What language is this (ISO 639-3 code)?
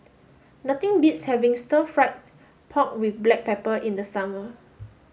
eng